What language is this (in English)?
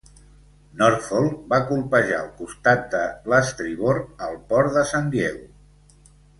Catalan